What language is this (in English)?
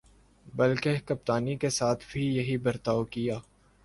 Urdu